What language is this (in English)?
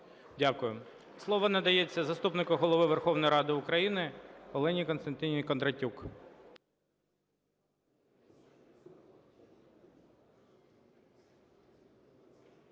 Ukrainian